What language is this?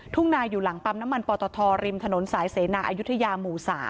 Thai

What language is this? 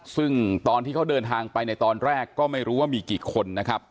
Thai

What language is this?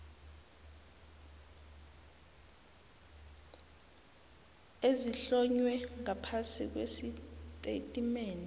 South Ndebele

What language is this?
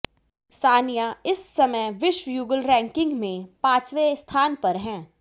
Hindi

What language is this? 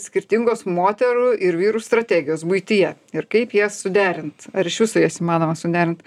Lithuanian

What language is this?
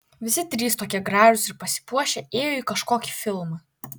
Lithuanian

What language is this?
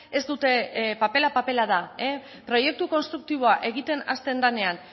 Basque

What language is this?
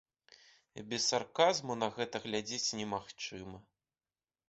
Belarusian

